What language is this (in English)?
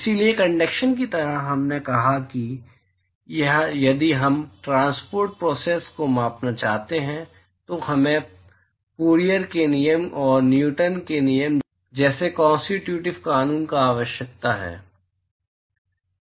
Hindi